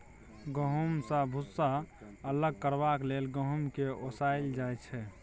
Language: Maithili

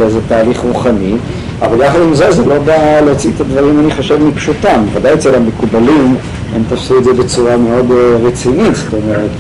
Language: Hebrew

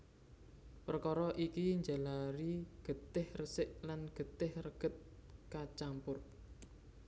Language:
Javanese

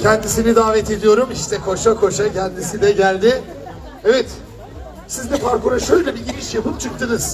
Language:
Turkish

